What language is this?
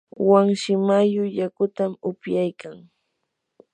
Yanahuanca Pasco Quechua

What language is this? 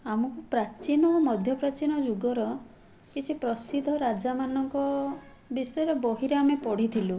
Odia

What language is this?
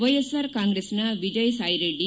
Kannada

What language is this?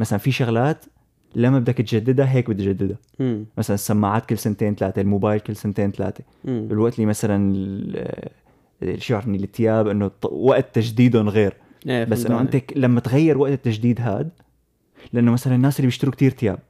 Arabic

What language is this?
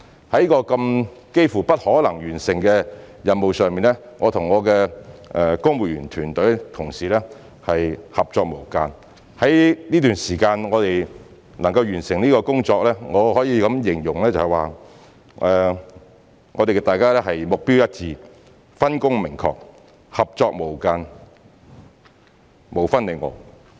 Cantonese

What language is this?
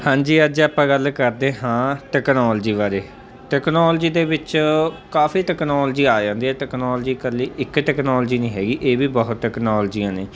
Punjabi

